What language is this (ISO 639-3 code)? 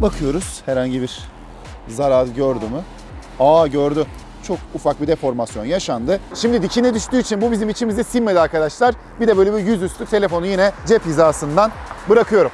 tur